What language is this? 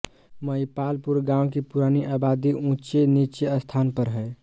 Hindi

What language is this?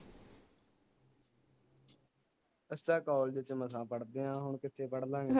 Punjabi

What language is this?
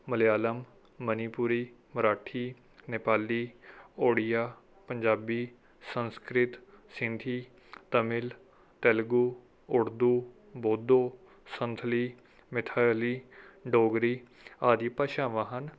Punjabi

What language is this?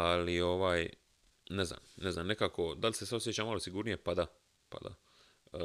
Croatian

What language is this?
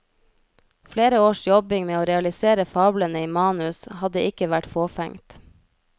Norwegian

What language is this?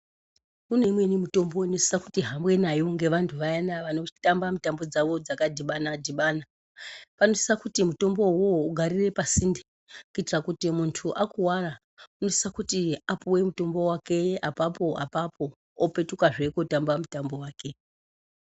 Ndau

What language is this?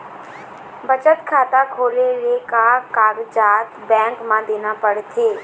Chhattisgarhi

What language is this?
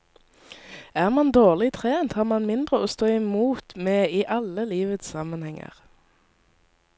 Norwegian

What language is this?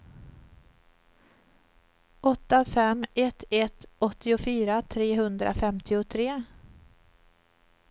Swedish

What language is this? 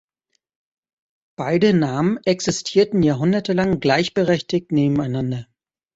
German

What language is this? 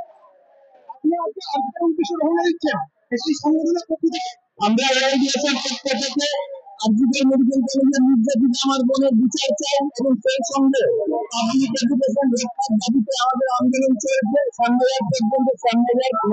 Bangla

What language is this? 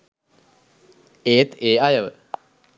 Sinhala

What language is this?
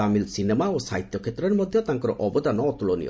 Odia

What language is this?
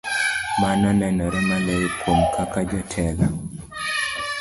Luo (Kenya and Tanzania)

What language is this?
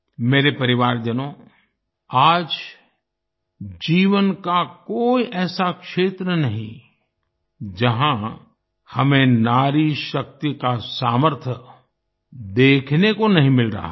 Hindi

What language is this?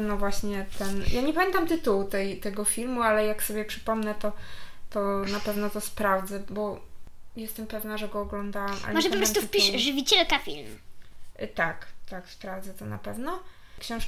Polish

